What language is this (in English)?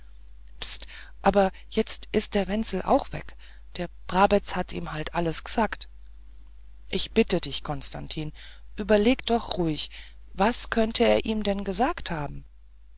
German